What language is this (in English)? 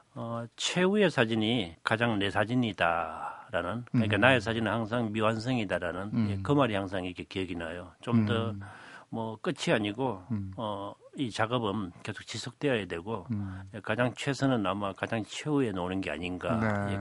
Korean